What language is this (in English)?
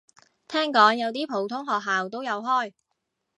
Cantonese